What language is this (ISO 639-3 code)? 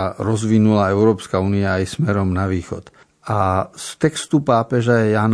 slk